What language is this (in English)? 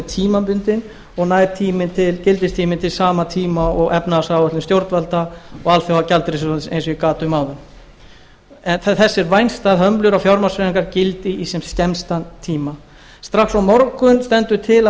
Icelandic